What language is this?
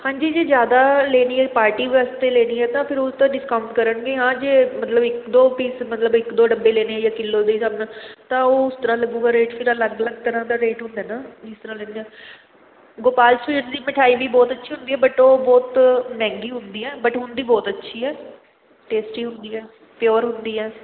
Punjabi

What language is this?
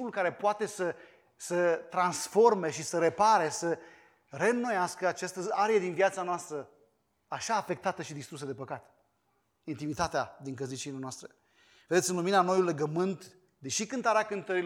Romanian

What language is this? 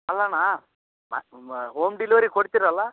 Kannada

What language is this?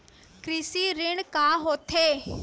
Chhattisgarhi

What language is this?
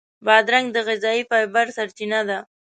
Pashto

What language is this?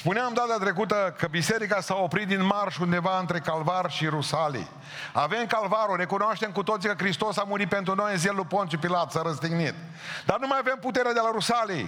Romanian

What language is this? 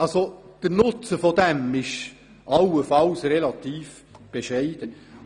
Swiss German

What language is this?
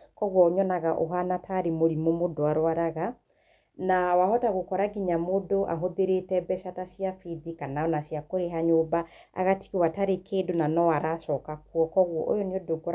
Kikuyu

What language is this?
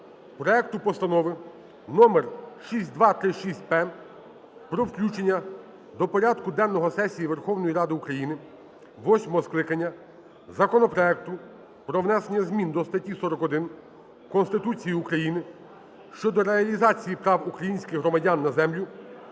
Ukrainian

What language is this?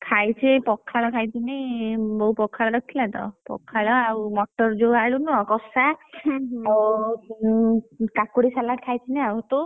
Odia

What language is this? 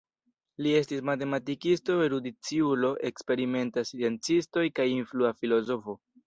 Esperanto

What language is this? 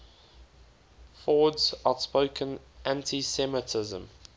English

